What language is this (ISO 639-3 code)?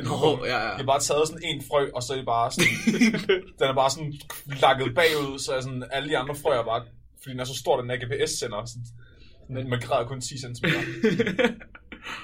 dan